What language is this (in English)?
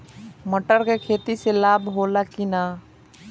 Bhojpuri